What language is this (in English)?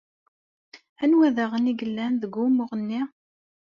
Kabyle